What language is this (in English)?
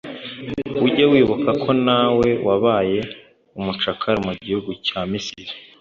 Kinyarwanda